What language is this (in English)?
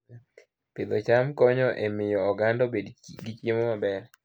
Luo (Kenya and Tanzania)